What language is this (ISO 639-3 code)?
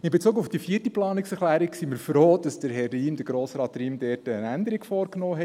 gsw